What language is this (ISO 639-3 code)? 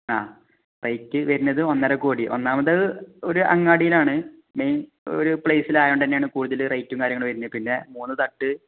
mal